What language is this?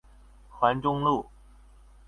Chinese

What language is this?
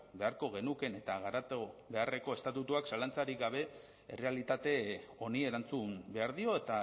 Basque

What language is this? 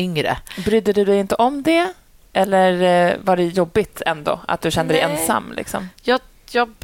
Swedish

